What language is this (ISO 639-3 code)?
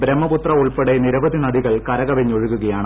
mal